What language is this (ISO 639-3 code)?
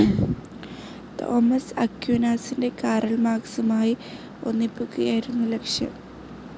mal